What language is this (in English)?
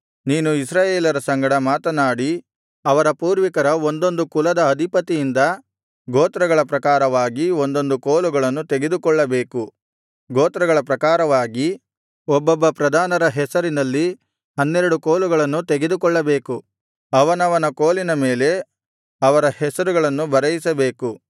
Kannada